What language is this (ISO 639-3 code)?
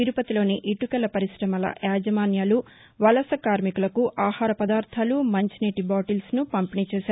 tel